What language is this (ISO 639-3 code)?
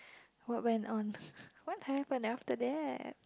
eng